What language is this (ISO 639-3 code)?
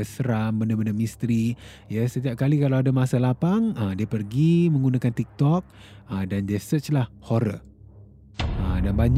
msa